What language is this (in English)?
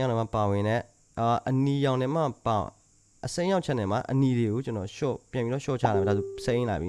Korean